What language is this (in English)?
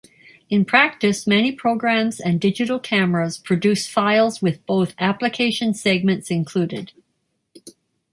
English